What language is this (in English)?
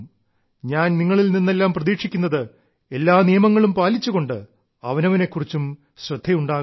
Malayalam